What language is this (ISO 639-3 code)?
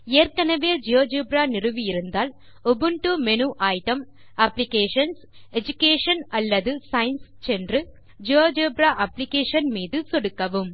tam